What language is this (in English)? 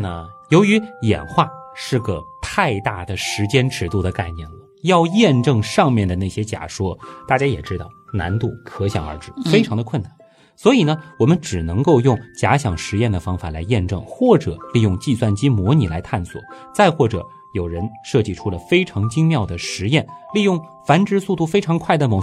Chinese